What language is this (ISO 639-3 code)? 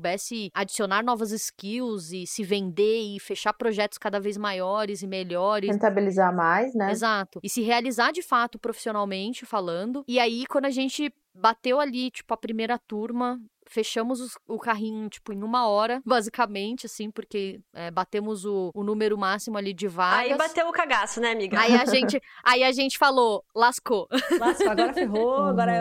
por